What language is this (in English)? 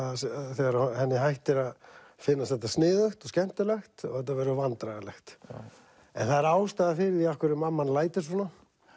Icelandic